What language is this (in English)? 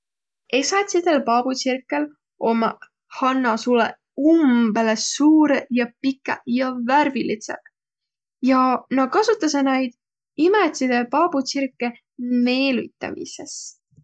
Võro